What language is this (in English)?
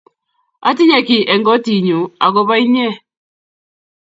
Kalenjin